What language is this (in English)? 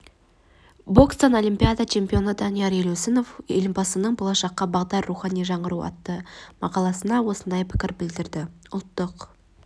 Kazakh